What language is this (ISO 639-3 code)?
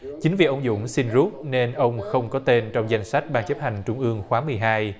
vie